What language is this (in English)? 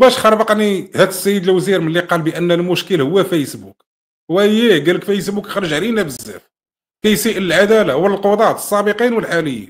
Arabic